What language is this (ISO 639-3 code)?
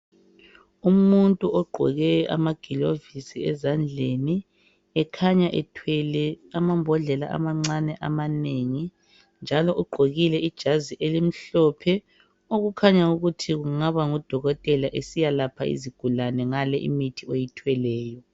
nde